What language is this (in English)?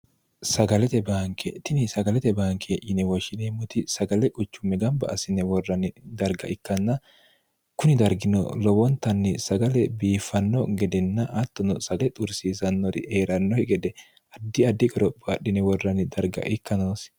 Sidamo